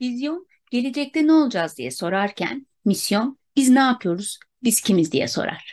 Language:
Turkish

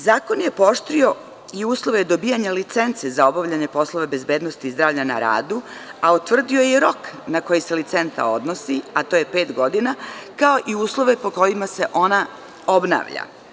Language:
Serbian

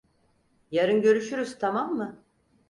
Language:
Turkish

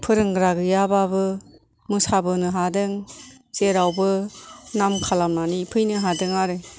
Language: Bodo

